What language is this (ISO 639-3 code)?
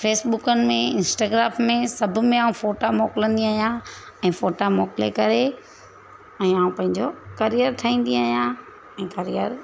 snd